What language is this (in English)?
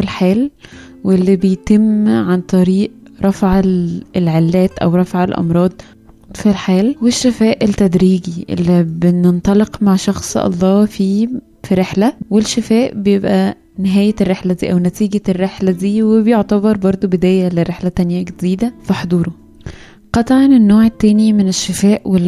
Arabic